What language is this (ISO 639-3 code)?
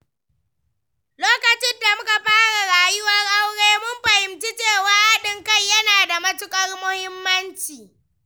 hau